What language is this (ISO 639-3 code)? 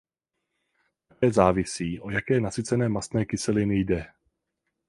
ces